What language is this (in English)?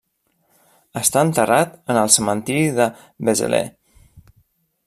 Catalan